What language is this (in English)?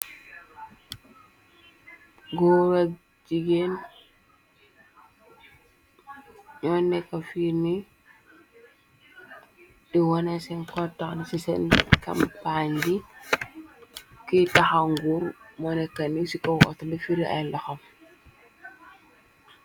Wolof